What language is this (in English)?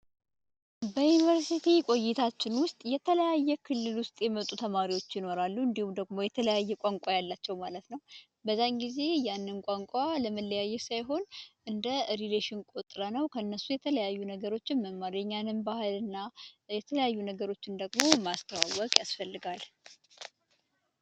Amharic